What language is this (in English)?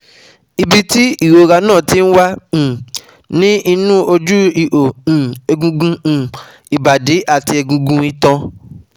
Yoruba